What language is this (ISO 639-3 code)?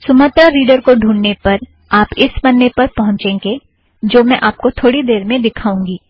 hin